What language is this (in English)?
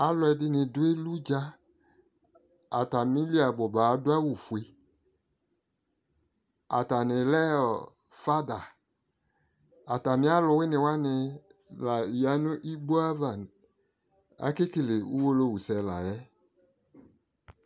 Ikposo